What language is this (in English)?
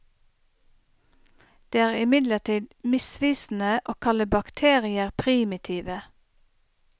Norwegian